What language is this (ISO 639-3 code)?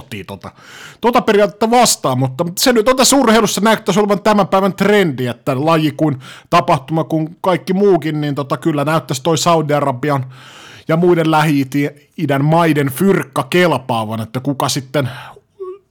fin